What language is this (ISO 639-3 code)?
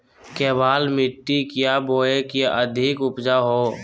mag